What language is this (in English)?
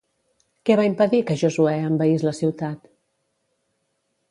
Catalan